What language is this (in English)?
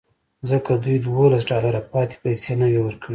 Pashto